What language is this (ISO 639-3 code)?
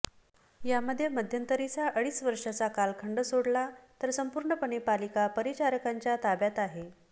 mar